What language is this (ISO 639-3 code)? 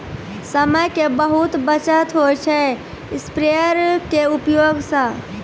mai